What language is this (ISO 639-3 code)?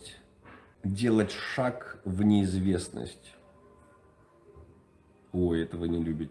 rus